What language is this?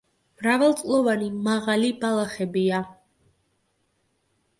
Georgian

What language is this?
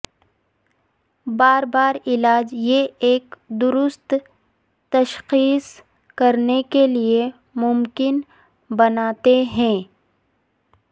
Urdu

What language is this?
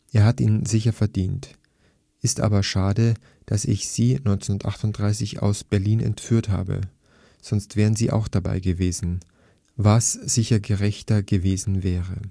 German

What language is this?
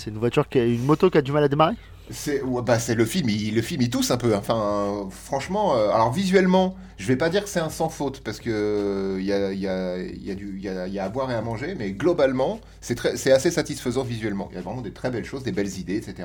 French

